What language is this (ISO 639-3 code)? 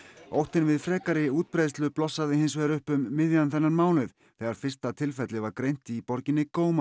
isl